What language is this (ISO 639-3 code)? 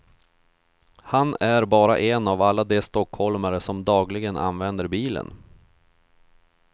swe